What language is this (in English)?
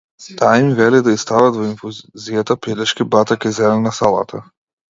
Macedonian